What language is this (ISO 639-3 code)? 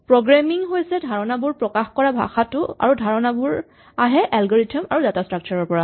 asm